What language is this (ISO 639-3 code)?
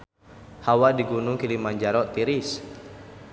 sun